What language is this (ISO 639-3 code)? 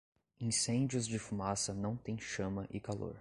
por